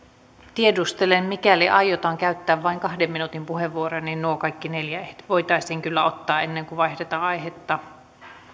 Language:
Finnish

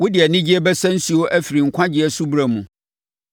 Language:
Akan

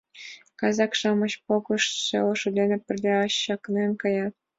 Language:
Mari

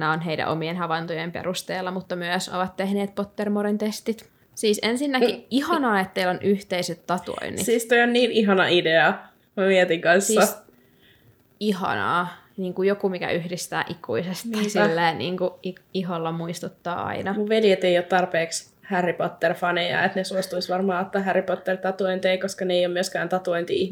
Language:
Finnish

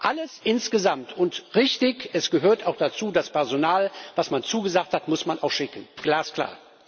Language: German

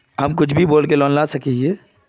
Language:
Magahi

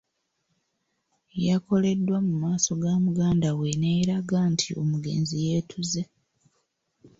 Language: Ganda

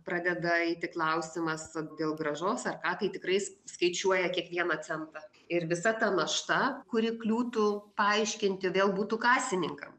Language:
Lithuanian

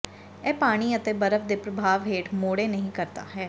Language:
Punjabi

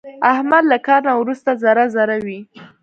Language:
Pashto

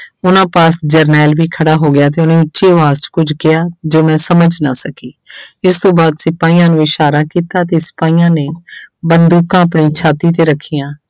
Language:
Punjabi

